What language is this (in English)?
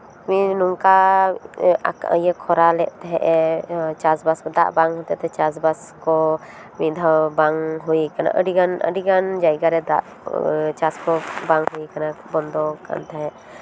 Santali